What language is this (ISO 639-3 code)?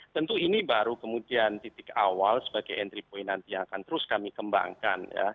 ind